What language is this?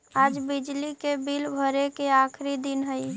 Magahi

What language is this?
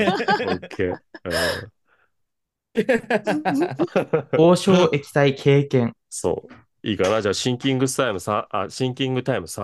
Japanese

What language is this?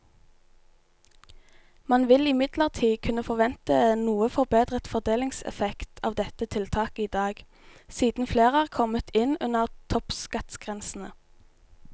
Norwegian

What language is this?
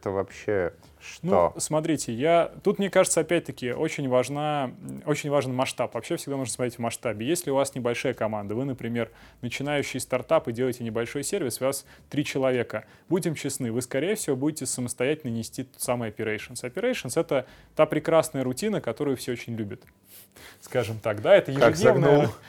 Russian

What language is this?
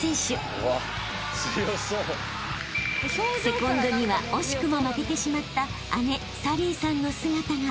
Japanese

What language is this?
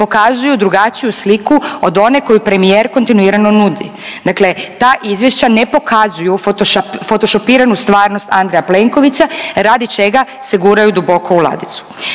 Croatian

